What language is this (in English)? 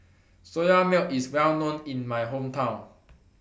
English